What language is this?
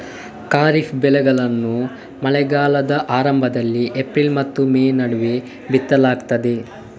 Kannada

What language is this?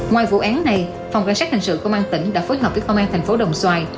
Vietnamese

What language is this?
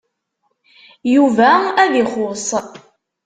Kabyle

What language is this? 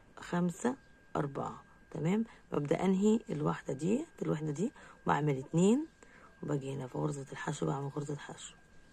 Arabic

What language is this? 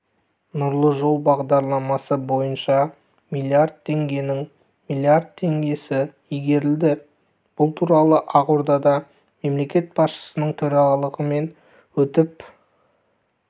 Kazakh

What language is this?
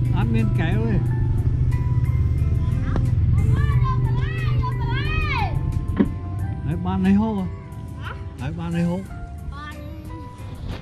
Vietnamese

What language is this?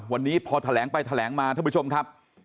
Thai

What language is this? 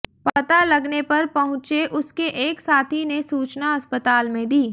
Hindi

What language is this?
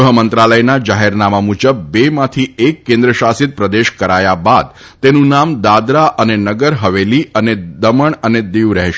Gujarati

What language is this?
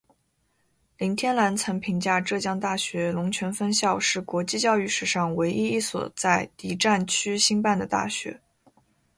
Chinese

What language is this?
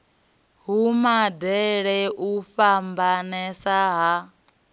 Venda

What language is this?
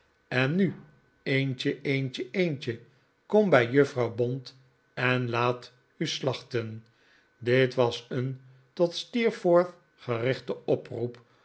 Dutch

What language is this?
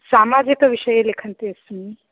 Sanskrit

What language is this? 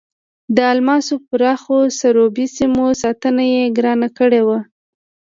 Pashto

